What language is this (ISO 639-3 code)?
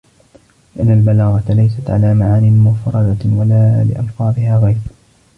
ara